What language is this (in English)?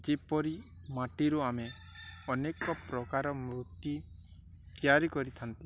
Odia